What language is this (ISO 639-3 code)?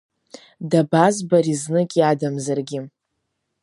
abk